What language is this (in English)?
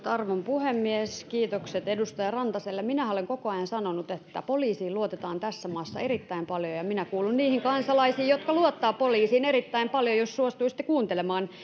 Finnish